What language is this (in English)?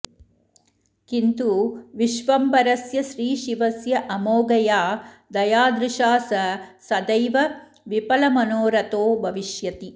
Sanskrit